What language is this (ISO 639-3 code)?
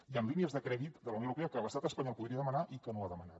cat